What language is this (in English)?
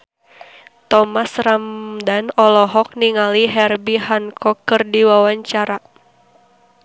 Sundanese